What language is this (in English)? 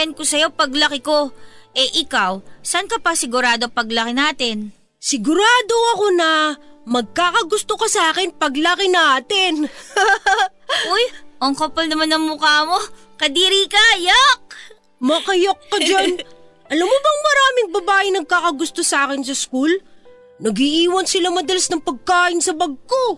Filipino